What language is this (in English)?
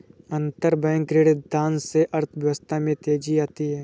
Hindi